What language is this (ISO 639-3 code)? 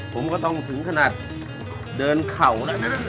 tha